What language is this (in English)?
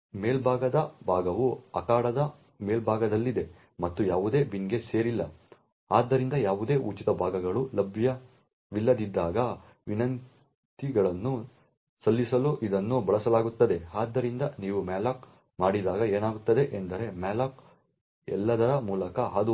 Kannada